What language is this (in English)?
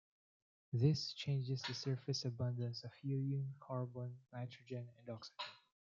English